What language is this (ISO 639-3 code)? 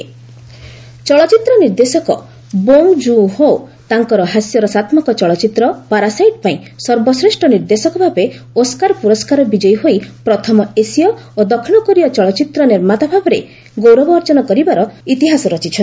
ori